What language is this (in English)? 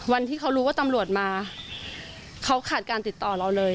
Thai